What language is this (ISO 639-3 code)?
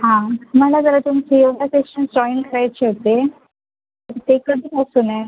mar